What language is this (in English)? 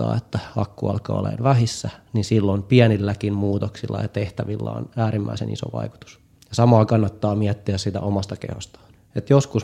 Finnish